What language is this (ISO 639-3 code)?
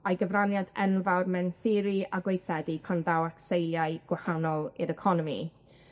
cym